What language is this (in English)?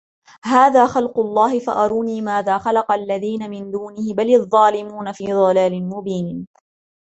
Arabic